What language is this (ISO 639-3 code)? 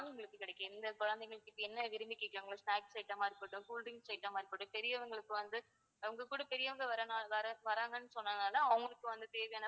tam